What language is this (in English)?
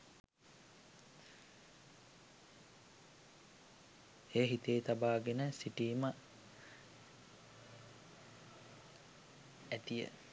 Sinhala